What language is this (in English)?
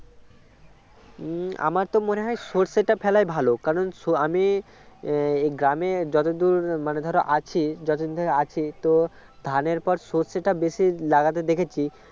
Bangla